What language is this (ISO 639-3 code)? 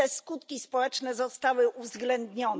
pol